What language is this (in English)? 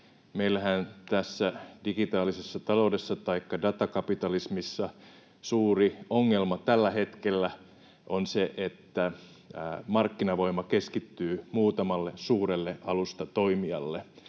Finnish